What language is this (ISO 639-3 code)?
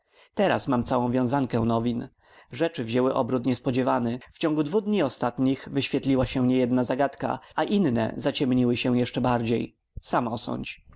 pol